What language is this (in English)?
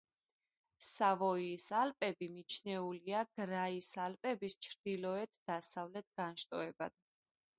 Georgian